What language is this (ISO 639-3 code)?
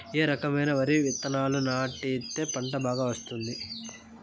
tel